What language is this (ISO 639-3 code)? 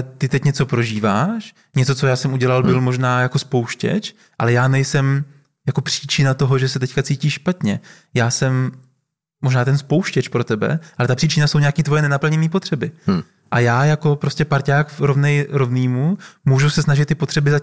ces